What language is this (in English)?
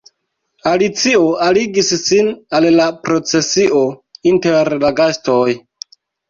Esperanto